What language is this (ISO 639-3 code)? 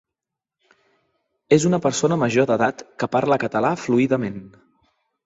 cat